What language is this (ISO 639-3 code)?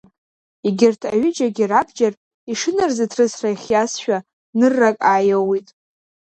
abk